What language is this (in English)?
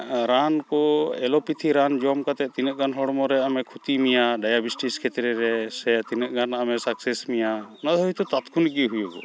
Santali